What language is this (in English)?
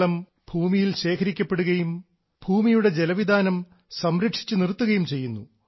Malayalam